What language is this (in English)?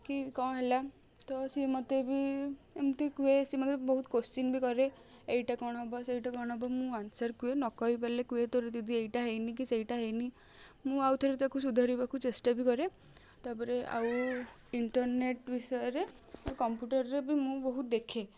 Odia